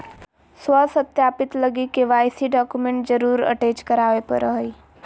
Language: Magahi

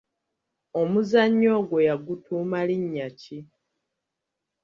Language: Ganda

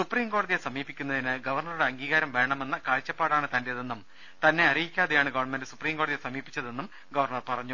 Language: Malayalam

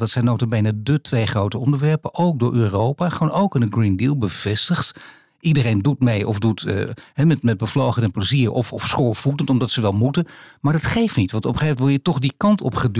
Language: Dutch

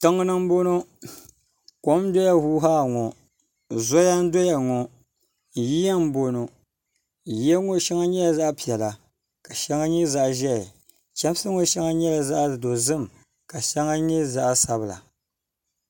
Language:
Dagbani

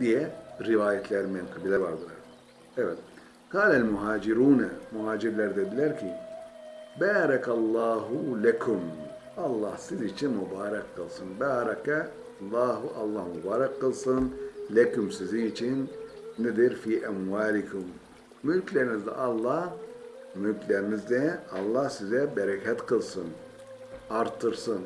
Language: Turkish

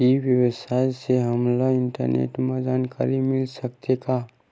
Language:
Chhattisgarhi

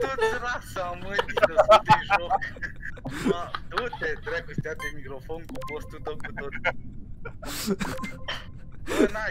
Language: Romanian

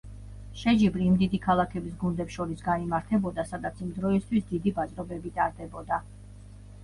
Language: Georgian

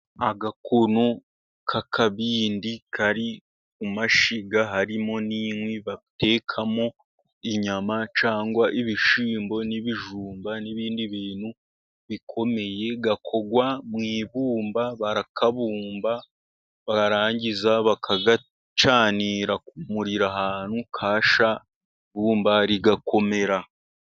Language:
Kinyarwanda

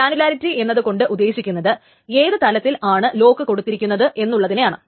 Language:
Malayalam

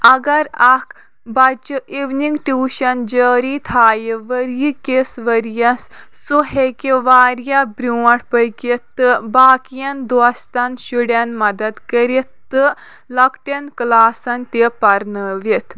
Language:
Kashmiri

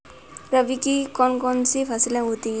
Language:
Hindi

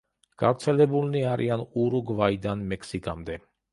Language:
Georgian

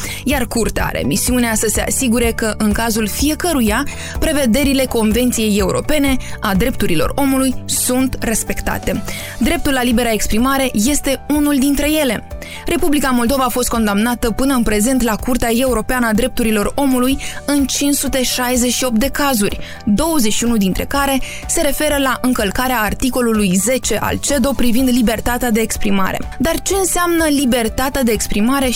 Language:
Romanian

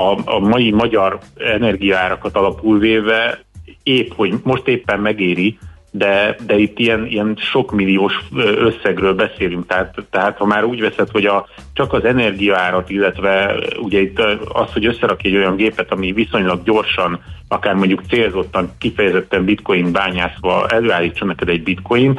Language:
Hungarian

